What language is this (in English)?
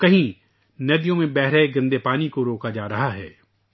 Urdu